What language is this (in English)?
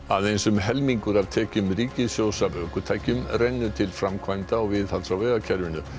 Icelandic